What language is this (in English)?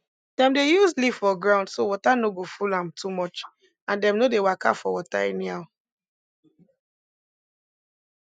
Nigerian Pidgin